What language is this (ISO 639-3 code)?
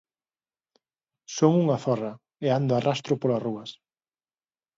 glg